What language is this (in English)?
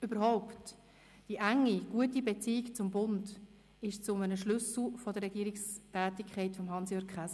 Swiss German